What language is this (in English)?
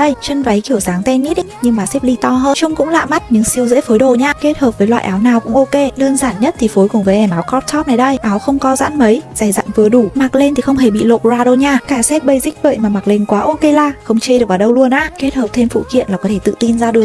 Vietnamese